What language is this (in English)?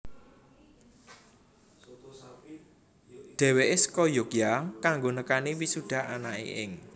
Javanese